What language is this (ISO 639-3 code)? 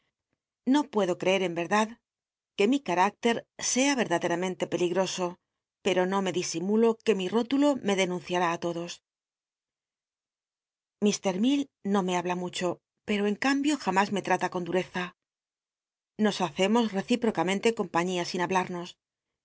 spa